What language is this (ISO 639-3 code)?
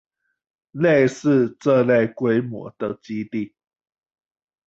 zho